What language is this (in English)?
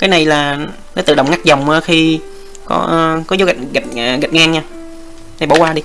Vietnamese